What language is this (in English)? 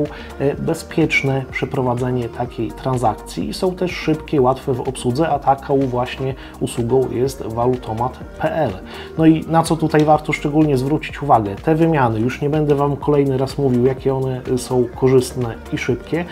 Polish